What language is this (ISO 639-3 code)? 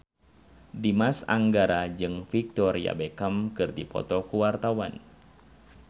sun